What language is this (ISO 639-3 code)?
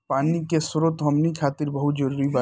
bho